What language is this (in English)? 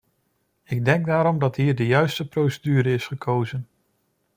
Dutch